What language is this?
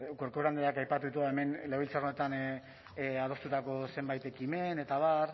Basque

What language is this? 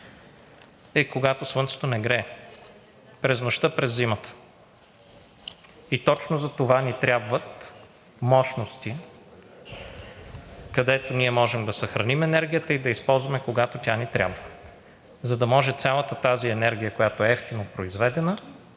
Bulgarian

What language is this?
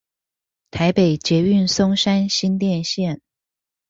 Chinese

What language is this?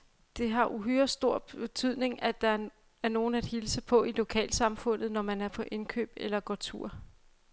Danish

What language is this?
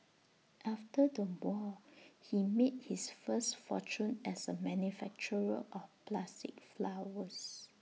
English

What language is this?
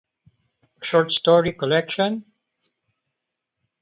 English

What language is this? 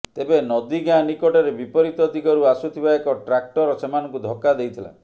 Odia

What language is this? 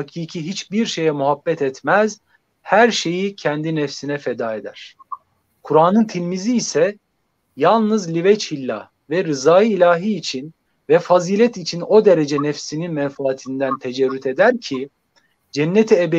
Turkish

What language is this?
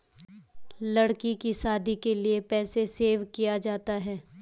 Hindi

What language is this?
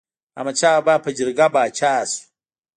Pashto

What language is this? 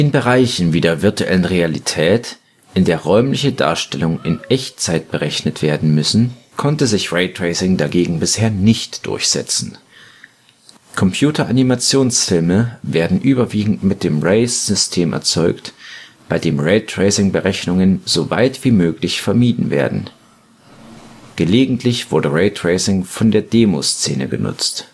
German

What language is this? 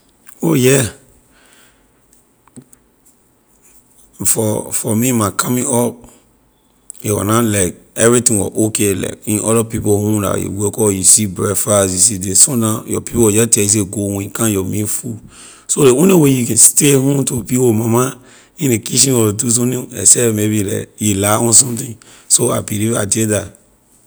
Liberian English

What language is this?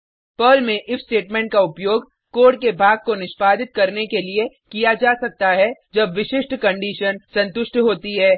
Hindi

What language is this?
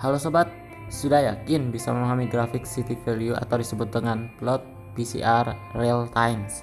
Indonesian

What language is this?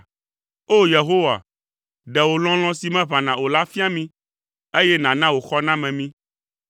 Ewe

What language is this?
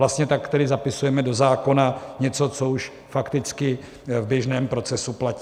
Czech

